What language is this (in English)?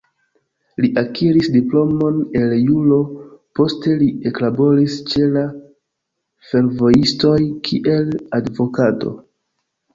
Esperanto